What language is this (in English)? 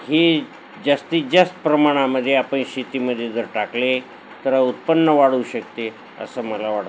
Marathi